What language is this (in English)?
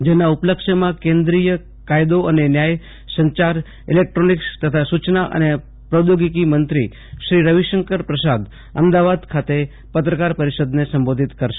Gujarati